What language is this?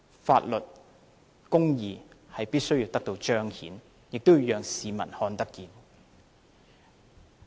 Cantonese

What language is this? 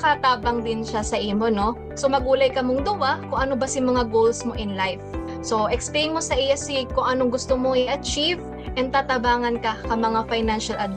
Filipino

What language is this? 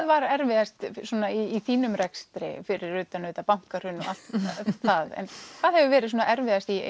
Icelandic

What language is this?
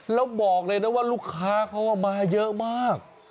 Thai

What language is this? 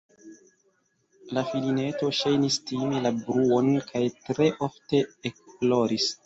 Esperanto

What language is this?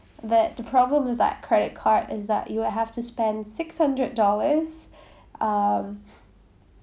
English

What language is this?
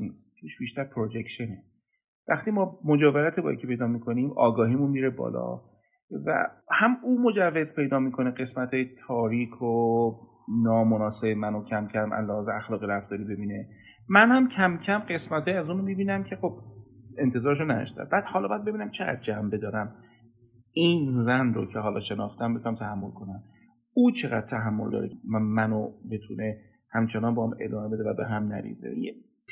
Persian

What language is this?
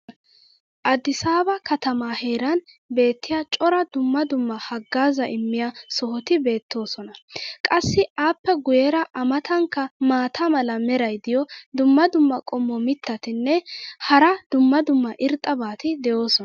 Wolaytta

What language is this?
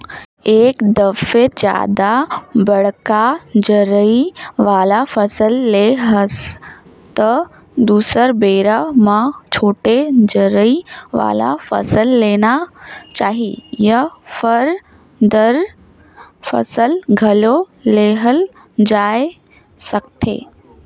Chhattisgarhi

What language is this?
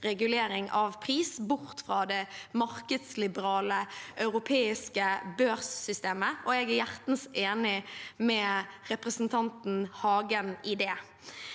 Norwegian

